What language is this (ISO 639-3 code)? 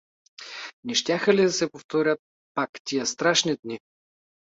bul